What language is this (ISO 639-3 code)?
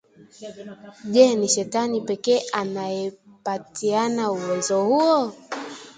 swa